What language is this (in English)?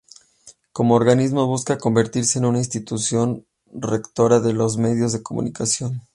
Spanish